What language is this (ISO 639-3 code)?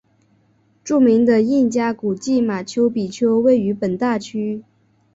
zho